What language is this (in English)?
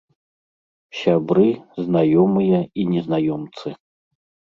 Belarusian